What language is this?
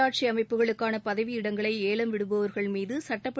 Tamil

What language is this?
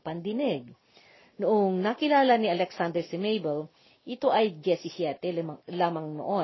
Filipino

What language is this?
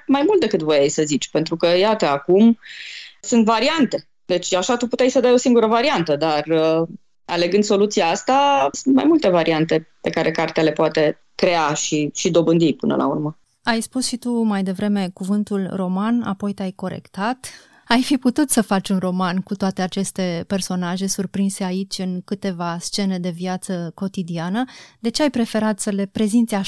Romanian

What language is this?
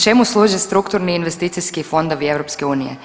Croatian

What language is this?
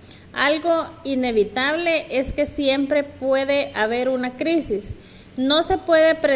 Spanish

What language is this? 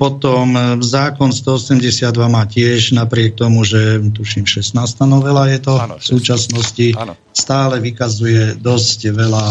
Slovak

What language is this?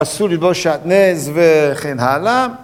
Hebrew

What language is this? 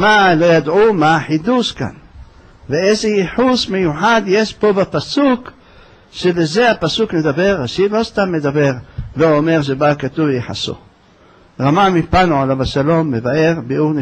Hebrew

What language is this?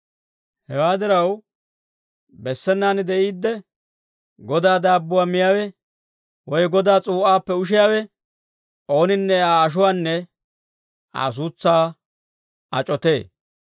Dawro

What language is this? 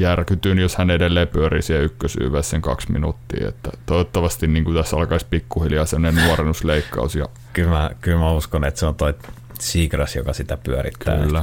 Finnish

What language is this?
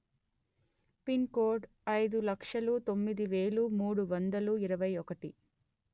Telugu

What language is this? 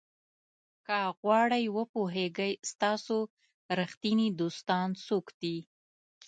Pashto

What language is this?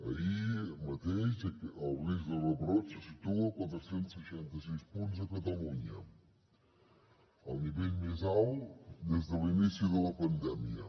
Catalan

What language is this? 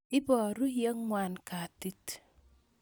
Kalenjin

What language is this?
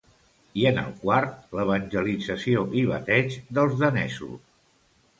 Catalan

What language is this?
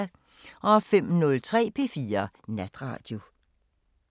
Danish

